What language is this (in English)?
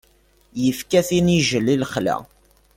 Kabyle